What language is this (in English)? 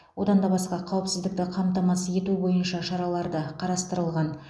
Kazakh